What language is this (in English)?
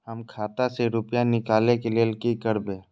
Maithili